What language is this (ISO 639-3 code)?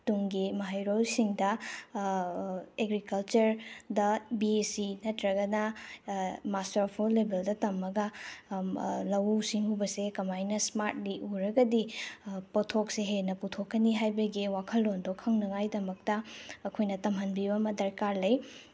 mni